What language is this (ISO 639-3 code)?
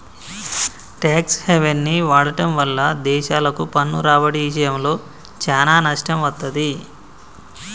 tel